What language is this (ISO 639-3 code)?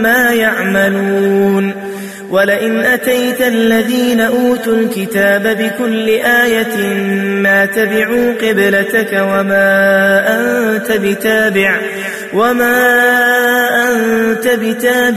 ara